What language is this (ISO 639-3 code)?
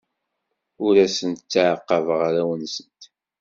kab